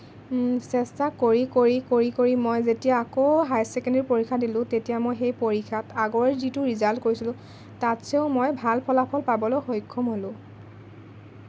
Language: Assamese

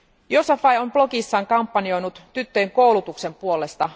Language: Finnish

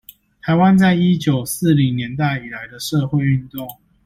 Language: Chinese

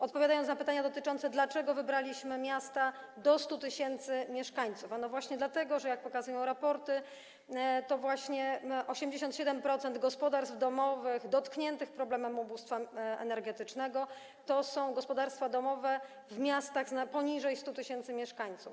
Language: Polish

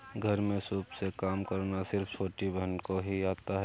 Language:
Hindi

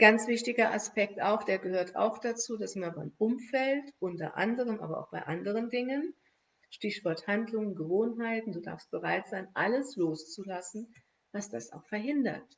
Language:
German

